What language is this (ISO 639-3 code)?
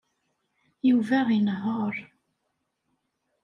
kab